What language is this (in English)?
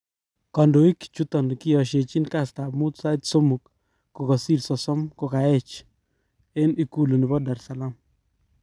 Kalenjin